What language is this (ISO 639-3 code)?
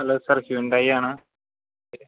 mal